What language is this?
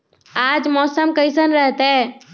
Magahi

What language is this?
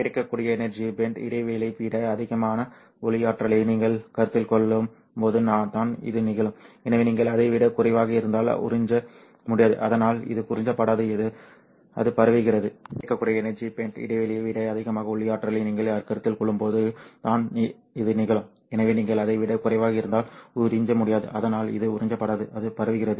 Tamil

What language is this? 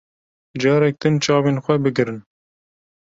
Kurdish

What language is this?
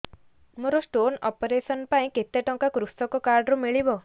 Odia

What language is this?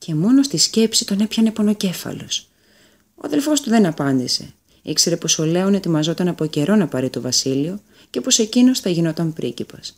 Greek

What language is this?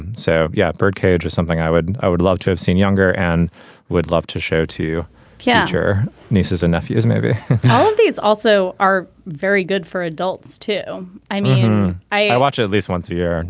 English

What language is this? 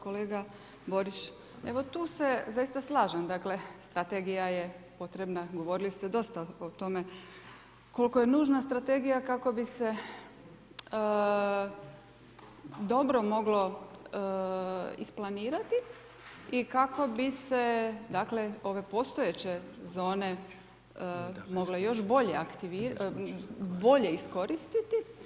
Croatian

